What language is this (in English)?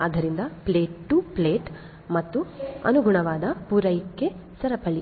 Kannada